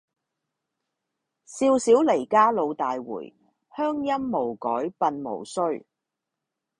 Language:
Cantonese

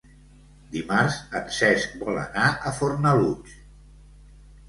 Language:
Catalan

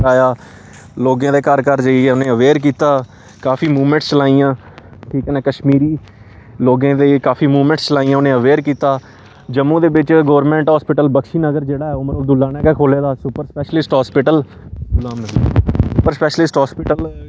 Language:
Dogri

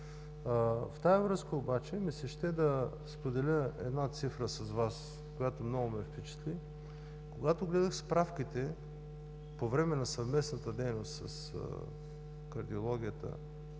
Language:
Bulgarian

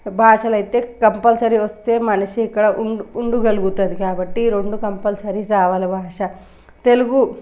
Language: Telugu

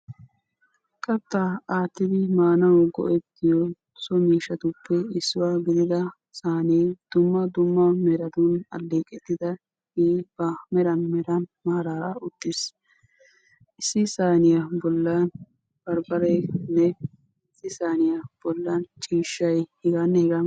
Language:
Wolaytta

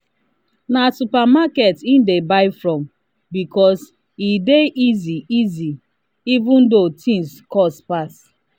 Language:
Nigerian Pidgin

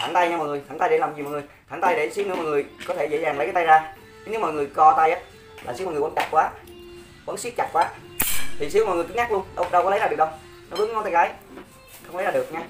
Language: Vietnamese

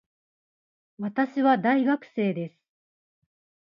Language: Japanese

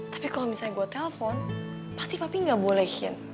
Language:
Indonesian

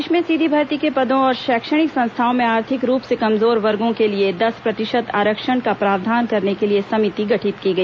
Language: Hindi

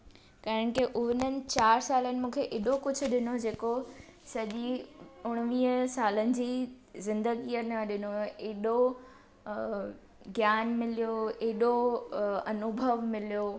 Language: Sindhi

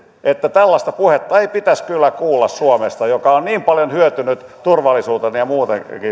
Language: Finnish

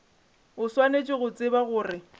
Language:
Northern Sotho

